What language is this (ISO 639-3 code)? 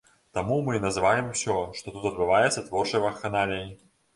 bel